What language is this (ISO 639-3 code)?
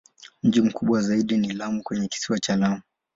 swa